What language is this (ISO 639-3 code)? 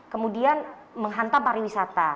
ind